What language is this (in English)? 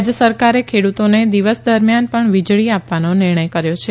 Gujarati